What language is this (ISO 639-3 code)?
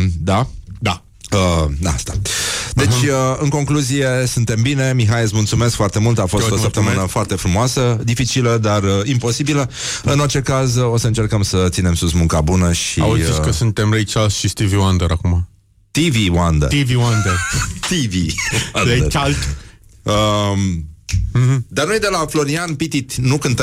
ron